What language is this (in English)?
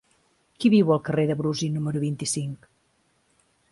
Catalan